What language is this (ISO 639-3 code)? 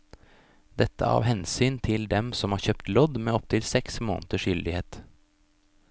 nor